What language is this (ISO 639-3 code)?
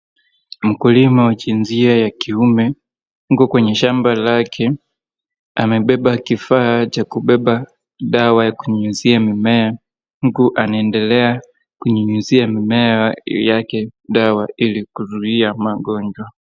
swa